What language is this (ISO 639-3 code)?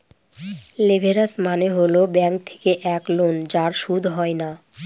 ben